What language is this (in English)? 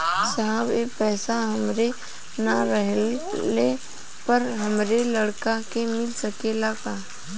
Bhojpuri